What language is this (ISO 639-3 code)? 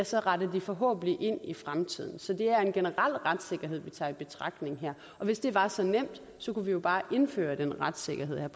dan